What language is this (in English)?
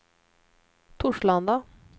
Swedish